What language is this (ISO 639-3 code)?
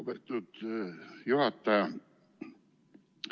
est